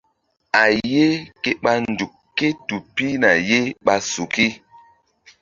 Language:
Mbum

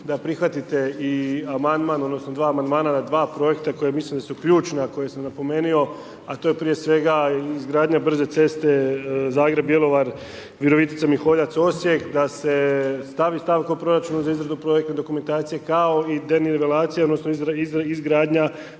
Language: Croatian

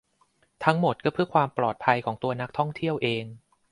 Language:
Thai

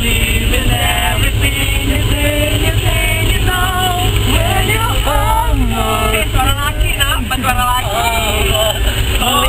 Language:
Czech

